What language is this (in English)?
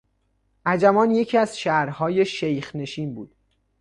Persian